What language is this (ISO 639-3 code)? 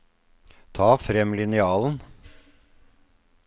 nor